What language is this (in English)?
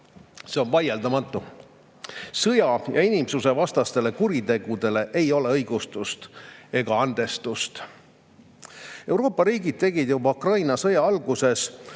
Estonian